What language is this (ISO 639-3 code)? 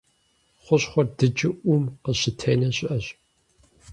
kbd